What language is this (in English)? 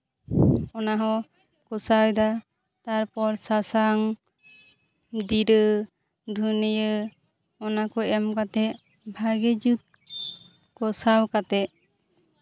Santali